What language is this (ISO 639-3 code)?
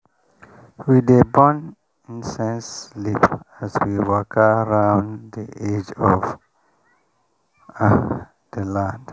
pcm